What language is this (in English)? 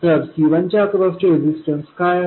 Marathi